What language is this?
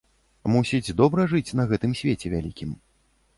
Belarusian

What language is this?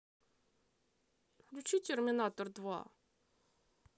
Russian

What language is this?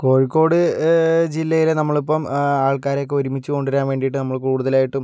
Malayalam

